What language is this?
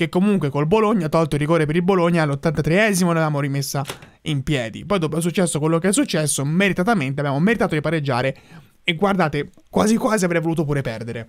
Italian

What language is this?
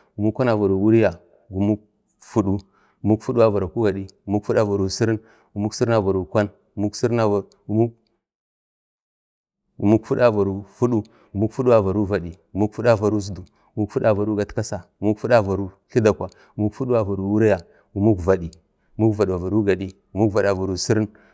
Bade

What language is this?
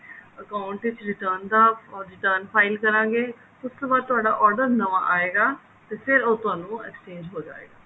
Punjabi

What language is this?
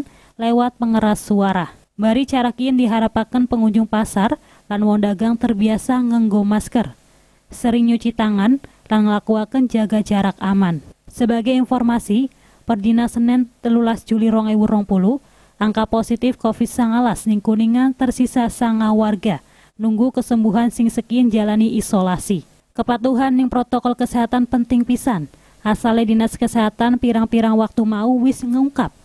Indonesian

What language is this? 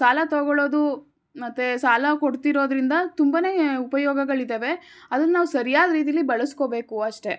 Kannada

